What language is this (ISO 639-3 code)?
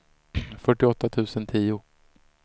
swe